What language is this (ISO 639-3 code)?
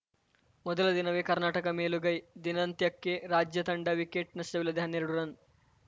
kan